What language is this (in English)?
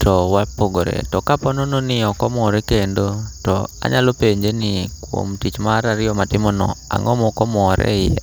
Luo (Kenya and Tanzania)